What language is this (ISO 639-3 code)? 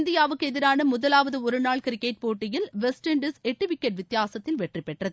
tam